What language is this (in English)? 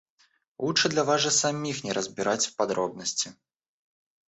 Russian